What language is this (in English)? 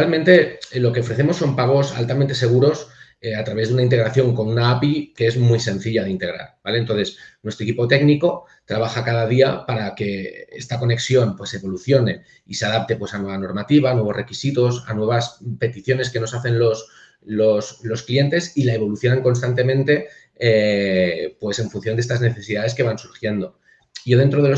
Spanish